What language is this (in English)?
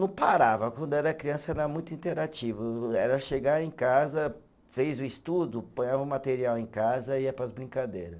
Portuguese